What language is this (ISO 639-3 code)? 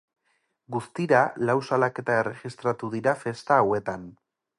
eus